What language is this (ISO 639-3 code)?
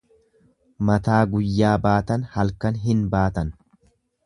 orm